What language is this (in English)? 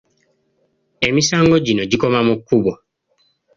Ganda